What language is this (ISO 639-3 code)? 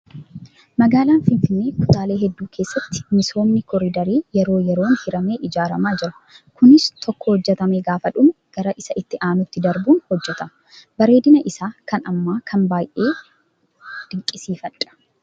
orm